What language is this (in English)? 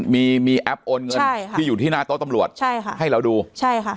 Thai